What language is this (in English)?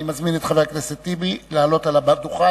Hebrew